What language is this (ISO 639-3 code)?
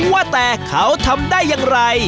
tha